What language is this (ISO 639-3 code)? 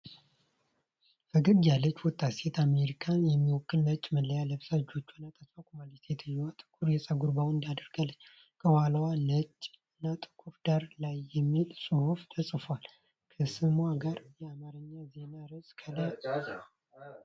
amh